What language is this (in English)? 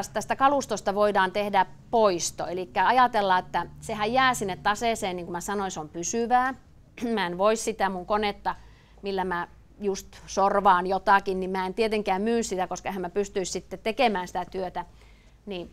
Finnish